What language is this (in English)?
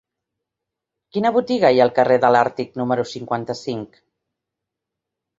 Catalan